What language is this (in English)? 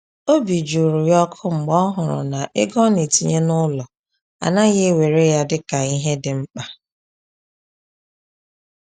Igbo